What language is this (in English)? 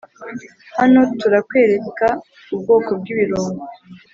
Kinyarwanda